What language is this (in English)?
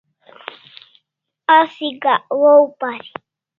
Kalasha